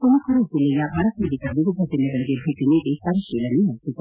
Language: Kannada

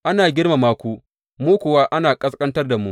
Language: Hausa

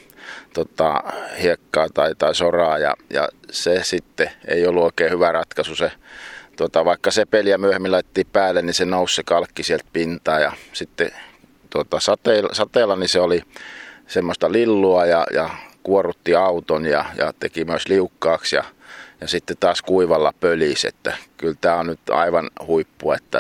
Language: Finnish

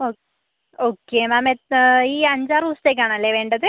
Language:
Malayalam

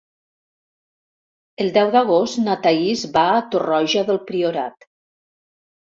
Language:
Catalan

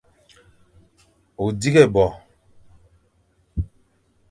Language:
Fang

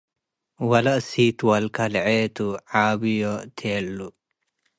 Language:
Tigre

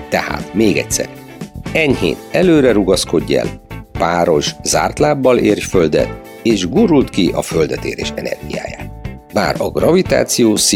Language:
Hungarian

